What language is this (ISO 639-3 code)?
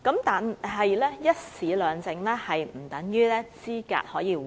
yue